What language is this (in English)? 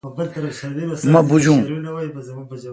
Kalkoti